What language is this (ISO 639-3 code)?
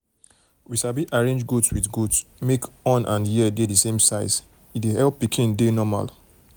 pcm